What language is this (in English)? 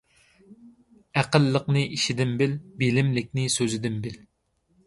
Uyghur